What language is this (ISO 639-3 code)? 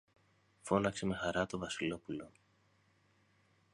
ell